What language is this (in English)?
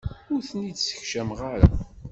Kabyle